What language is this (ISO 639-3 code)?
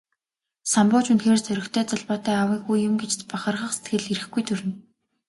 mon